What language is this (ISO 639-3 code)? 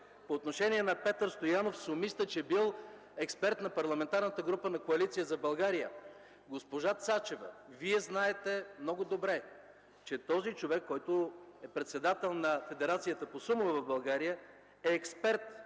bul